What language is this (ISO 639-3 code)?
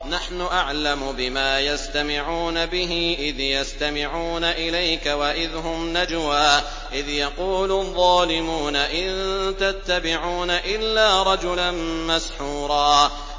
ara